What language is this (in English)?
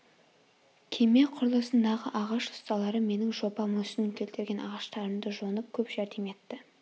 Kazakh